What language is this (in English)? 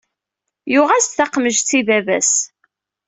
Kabyle